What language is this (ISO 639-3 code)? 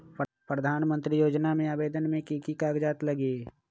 mag